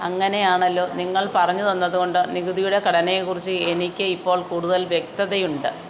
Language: Malayalam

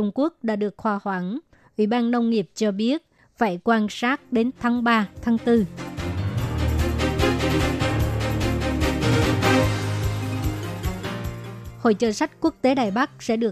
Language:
Vietnamese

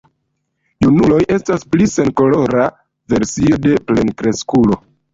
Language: Esperanto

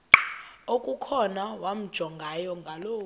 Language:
Xhosa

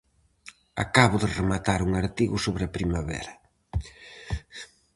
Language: Galician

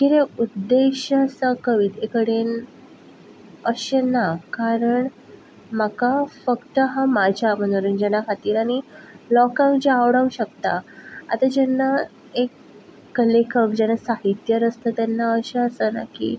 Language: Konkani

